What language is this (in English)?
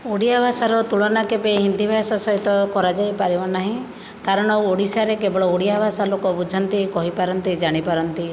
Odia